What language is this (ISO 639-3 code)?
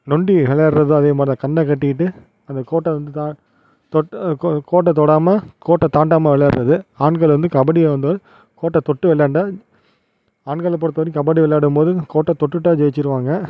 tam